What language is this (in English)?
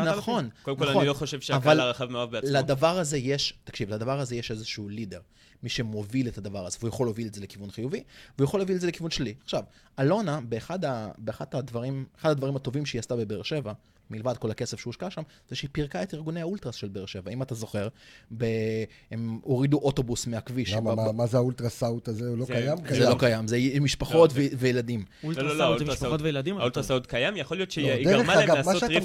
Hebrew